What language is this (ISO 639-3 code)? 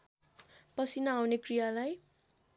nep